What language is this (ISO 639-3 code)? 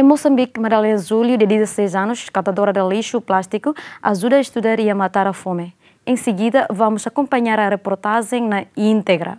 por